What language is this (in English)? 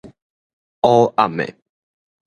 Min Nan Chinese